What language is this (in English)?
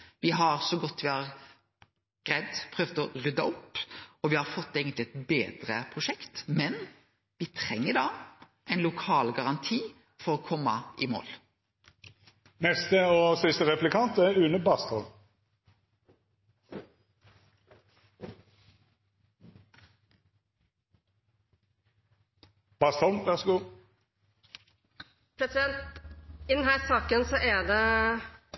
Norwegian Nynorsk